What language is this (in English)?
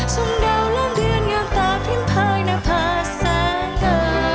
Thai